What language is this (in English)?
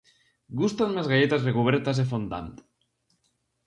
Galician